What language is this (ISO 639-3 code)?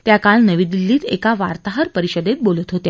mar